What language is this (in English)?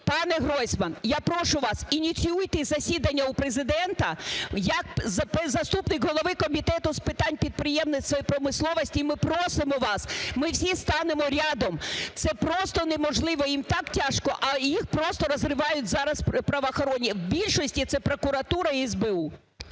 Ukrainian